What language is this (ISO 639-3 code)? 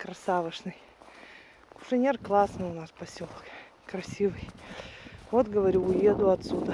rus